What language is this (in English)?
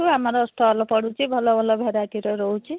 Odia